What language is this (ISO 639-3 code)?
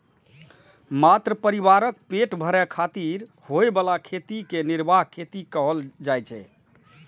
mai